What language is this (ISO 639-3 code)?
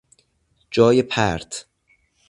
fas